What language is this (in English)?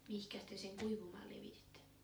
Finnish